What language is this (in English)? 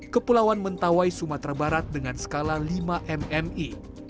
Indonesian